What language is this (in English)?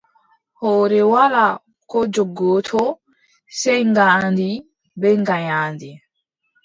Adamawa Fulfulde